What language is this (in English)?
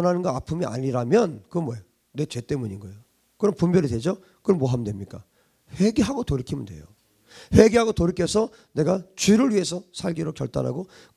Korean